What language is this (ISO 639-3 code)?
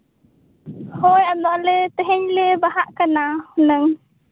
sat